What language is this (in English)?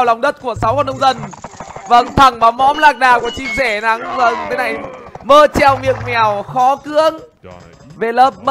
Vietnamese